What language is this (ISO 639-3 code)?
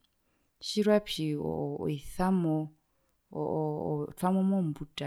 her